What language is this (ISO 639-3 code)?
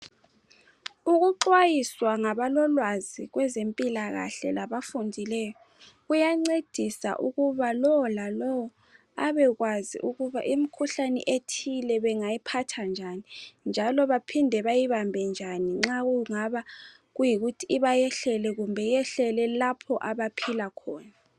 nde